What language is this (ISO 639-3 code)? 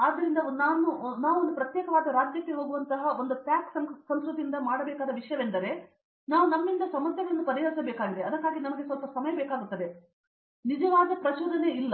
kan